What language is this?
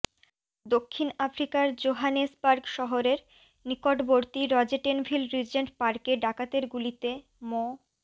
Bangla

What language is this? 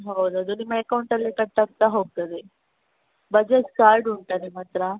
Kannada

